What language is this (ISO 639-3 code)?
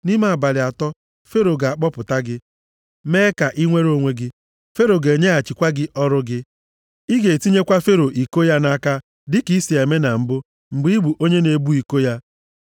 ibo